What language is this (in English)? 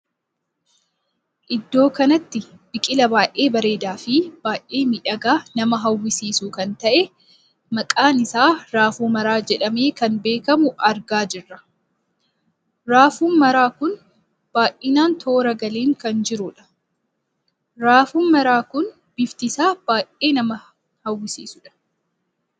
Oromo